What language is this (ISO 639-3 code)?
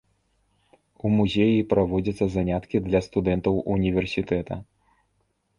bel